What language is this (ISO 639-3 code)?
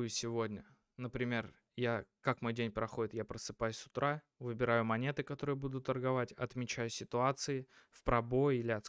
rus